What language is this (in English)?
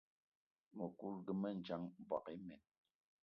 Eton (Cameroon)